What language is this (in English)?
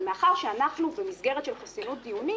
Hebrew